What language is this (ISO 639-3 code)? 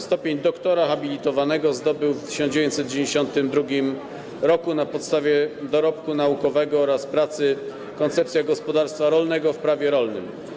pol